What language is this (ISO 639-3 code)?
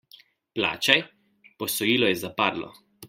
slv